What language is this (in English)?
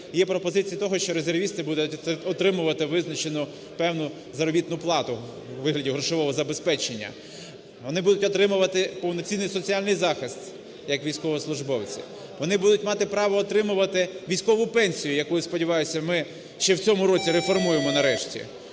Ukrainian